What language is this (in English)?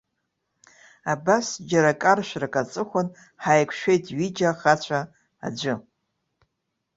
Abkhazian